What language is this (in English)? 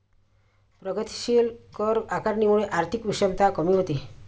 Marathi